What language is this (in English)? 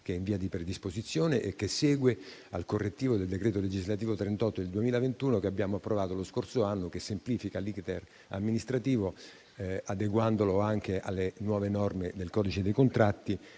Italian